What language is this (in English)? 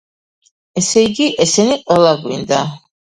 Georgian